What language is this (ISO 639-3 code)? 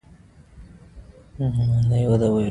pus